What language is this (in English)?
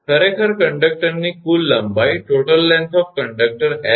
Gujarati